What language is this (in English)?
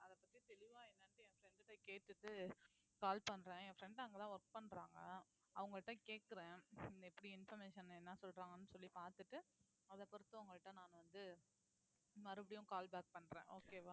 Tamil